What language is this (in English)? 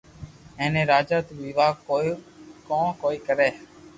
Loarki